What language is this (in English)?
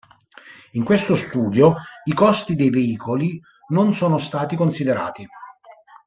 Italian